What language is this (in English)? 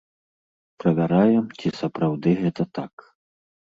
Belarusian